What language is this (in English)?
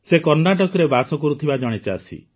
Odia